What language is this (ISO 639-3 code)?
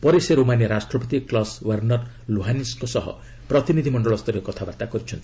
ori